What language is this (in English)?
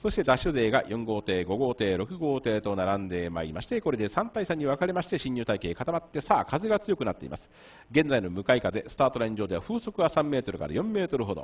Japanese